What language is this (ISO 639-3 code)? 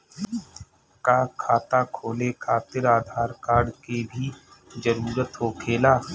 bho